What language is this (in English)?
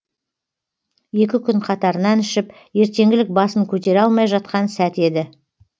Kazakh